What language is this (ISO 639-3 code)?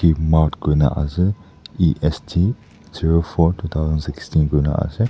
nag